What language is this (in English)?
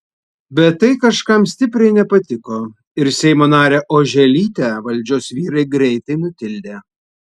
Lithuanian